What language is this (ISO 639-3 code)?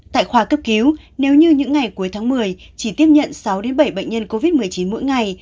vie